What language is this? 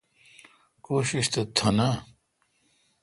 Kalkoti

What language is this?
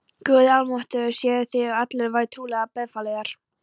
Icelandic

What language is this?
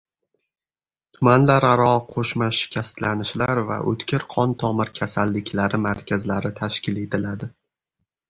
Uzbek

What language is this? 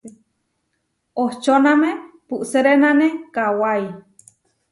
Huarijio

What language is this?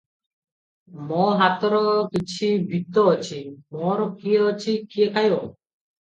Odia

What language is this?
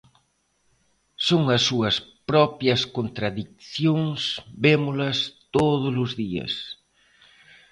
Galician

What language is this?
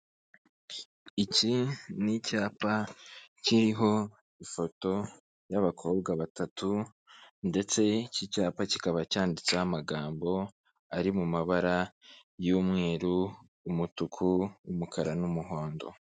Kinyarwanda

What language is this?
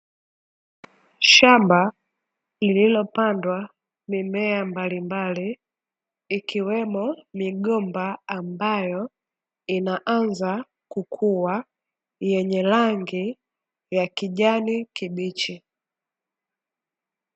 Swahili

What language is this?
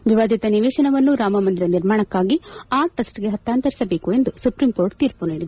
Kannada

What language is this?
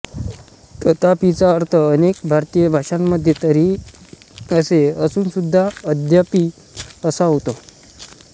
Marathi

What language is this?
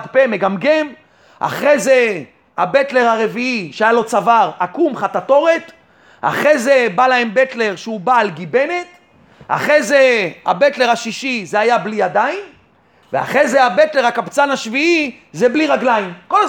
Hebrew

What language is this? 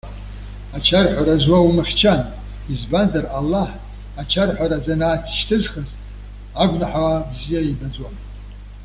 Abkhazian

